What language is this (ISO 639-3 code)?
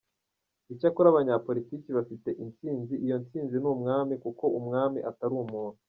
kin